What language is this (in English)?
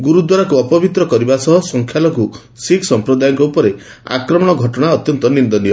Odia